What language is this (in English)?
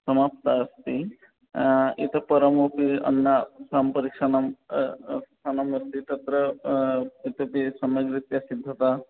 Sanskrit